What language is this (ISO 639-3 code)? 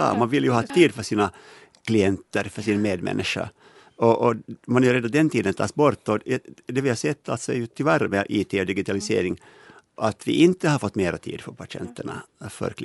swe